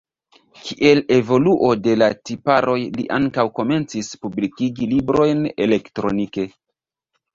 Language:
Esperanto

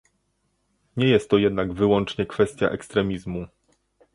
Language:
Polish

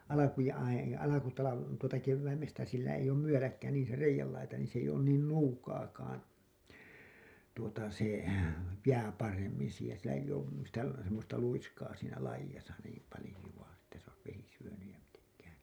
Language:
Finnish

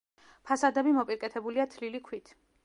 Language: Georgian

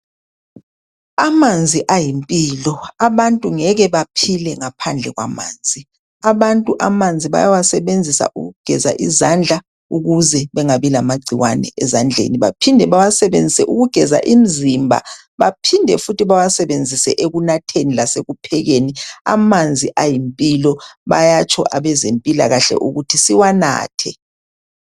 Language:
North Ndebele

